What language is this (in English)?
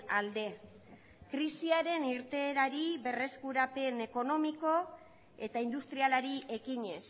Basque